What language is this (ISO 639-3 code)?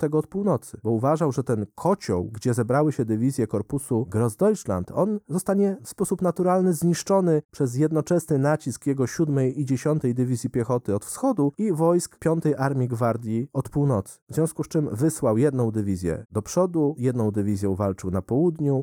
pol